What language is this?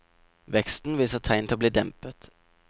Norwegian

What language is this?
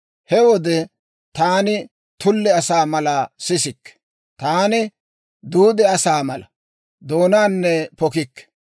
Dawro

